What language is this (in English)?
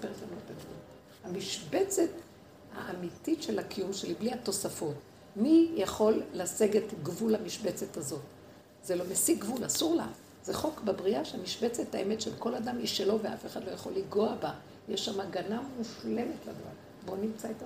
Hebrew